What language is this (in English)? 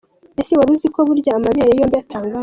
Kinyarwanda